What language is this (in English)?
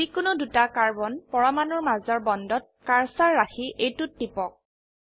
Assamese